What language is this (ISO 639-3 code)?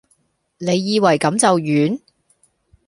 yue